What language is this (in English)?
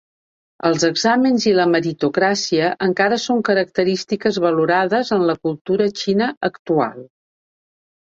Catalan